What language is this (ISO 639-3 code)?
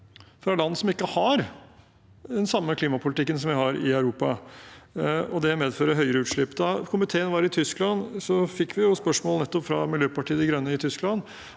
nor